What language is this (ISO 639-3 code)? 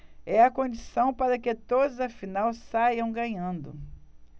por